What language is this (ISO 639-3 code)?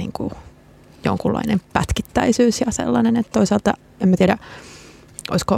fin